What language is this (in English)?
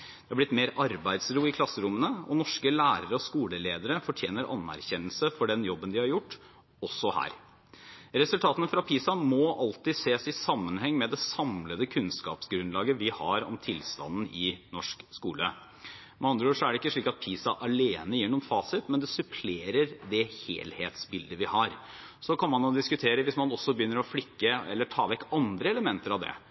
Norwegian Bokmål